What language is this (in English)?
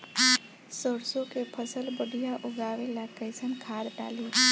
Bhojpuri